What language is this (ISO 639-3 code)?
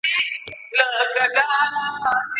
pus